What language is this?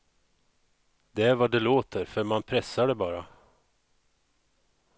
Swedish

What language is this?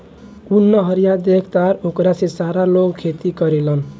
Bhojpuri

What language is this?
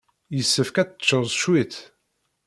Kabyle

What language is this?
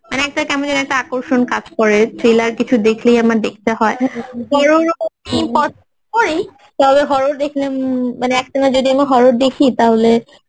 Bangla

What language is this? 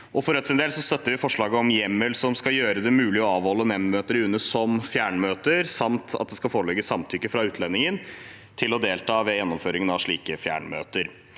Norwegian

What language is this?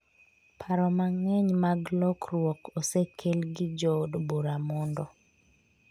Luo (Kenya and Tanzania)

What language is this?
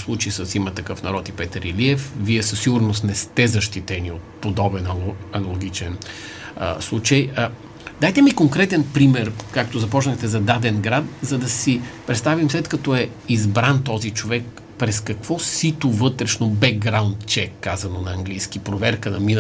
Bulgarian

